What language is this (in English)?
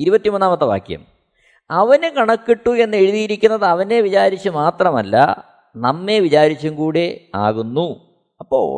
Malayalam